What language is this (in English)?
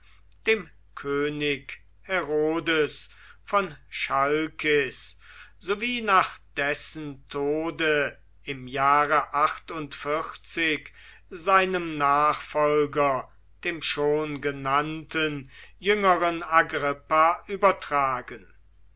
German